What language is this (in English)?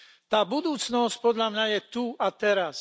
Slovak